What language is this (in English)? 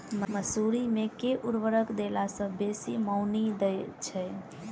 Maithili